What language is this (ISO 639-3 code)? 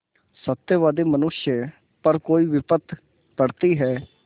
hin